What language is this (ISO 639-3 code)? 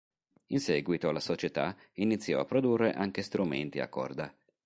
ita